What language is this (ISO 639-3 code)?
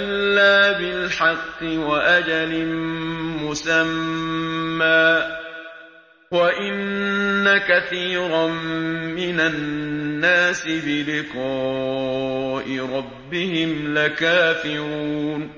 ara